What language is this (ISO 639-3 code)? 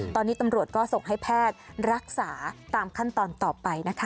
tha